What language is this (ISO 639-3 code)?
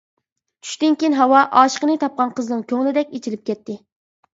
uig